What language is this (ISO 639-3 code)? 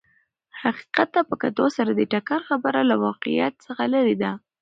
pus